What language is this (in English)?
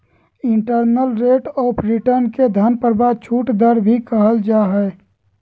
Magahi